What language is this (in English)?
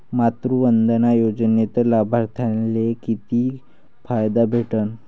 Marathi